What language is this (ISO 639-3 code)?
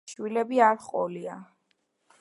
kat